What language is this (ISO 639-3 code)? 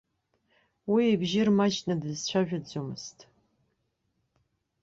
abk